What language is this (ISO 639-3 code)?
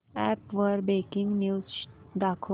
mar